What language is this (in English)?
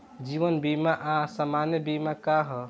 Bhojpuri